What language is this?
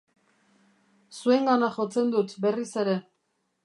Basque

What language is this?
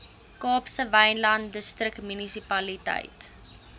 Afrikaans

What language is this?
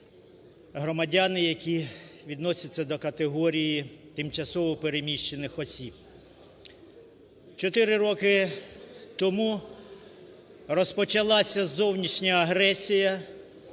Ukrainian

